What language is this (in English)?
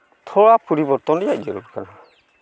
Santali